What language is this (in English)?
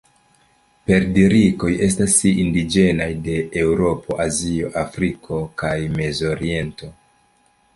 Esperanto